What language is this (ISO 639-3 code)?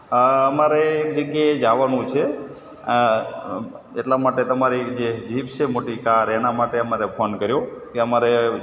guj